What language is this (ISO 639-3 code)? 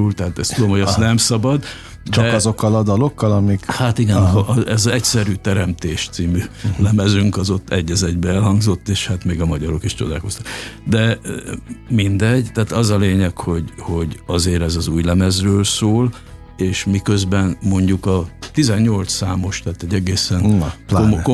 hun